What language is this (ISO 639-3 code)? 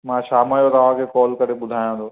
snd